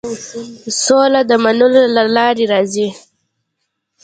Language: Pashto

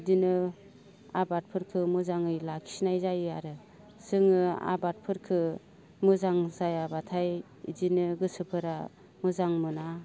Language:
Bodo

